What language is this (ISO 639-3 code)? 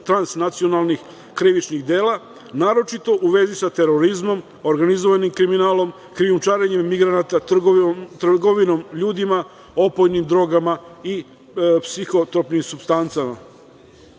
srp